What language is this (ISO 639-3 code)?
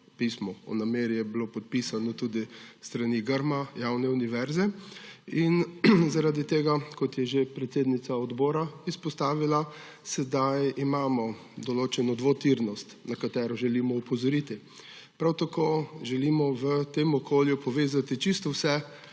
slv